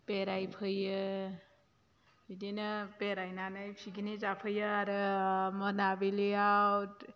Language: Bodo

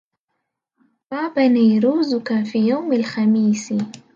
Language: Arabic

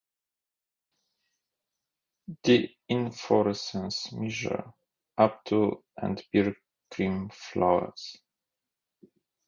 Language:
English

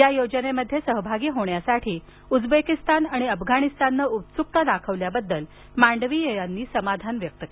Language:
Marathi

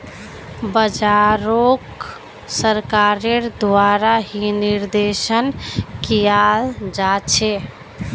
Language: Magahi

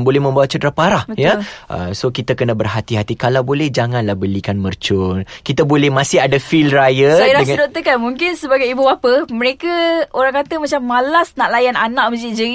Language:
Malay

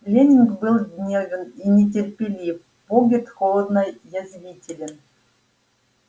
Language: Russian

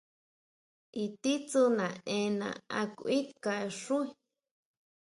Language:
Huautla Mazatec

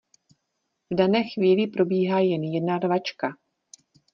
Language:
Czech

